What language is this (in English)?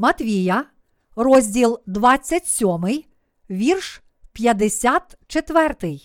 Ukrainian